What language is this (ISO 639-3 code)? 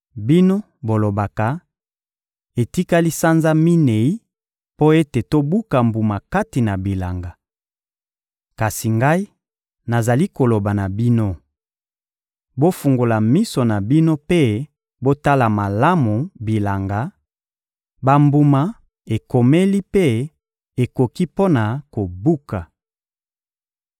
lin